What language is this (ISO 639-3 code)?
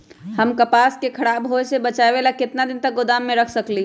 mag